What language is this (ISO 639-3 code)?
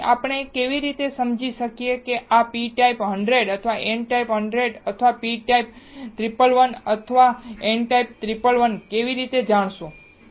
guj